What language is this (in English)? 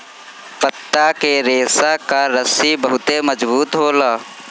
Bhojpuri